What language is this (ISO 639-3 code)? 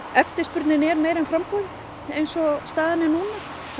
isl